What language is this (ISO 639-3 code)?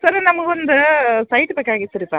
kan